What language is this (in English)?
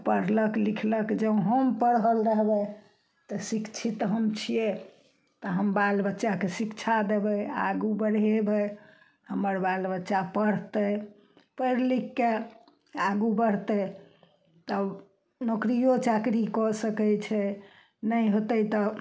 Maithili